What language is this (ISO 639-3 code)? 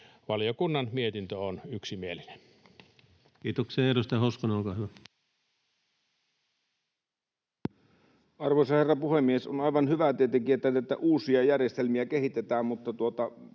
fin